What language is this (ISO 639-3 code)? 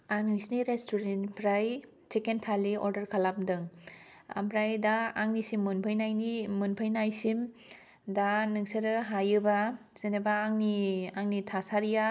brx